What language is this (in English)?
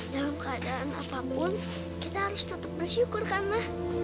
Indonesian